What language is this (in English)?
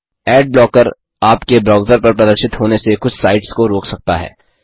Hindi